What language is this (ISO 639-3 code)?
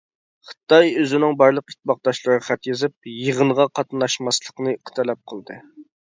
uig